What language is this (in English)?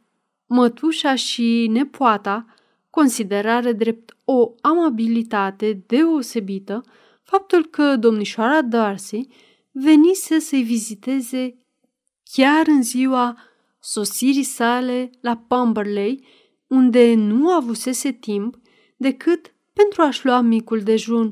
Romanian